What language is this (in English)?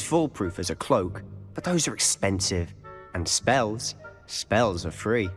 English